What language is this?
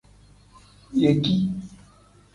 Tem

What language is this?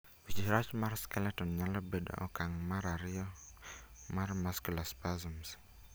Luo (Kenya and Tanzania)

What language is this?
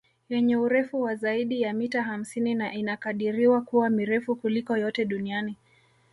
Swahili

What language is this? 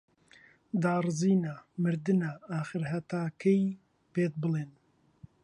Central Kurdish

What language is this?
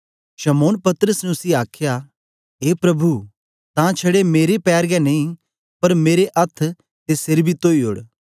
Dogri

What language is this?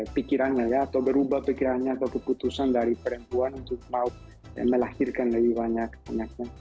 Indonesian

